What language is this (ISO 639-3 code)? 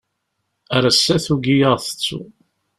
kab